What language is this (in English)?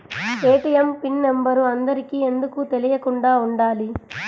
Telugu